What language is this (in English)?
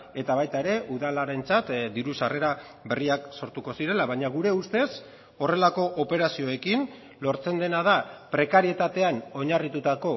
Basque